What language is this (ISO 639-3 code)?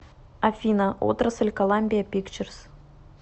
rus